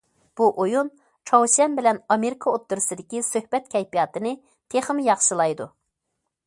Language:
Uyghur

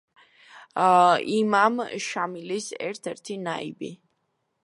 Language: Georgian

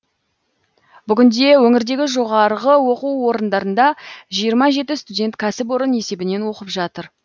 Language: Kazakh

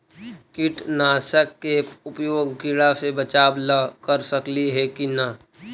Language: Magahi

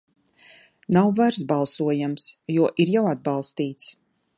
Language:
Latvian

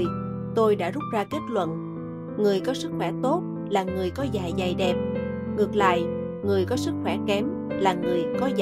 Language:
Vietnamese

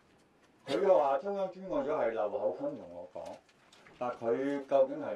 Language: Chinese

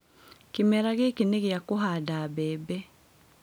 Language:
Kikuyu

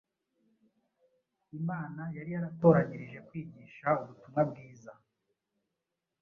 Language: Kinyarwanda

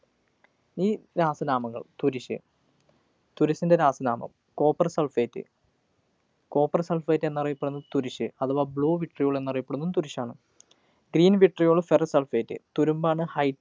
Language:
Malayalam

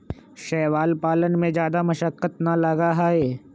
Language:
Magahi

